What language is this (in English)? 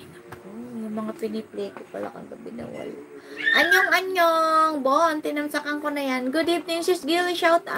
Filipino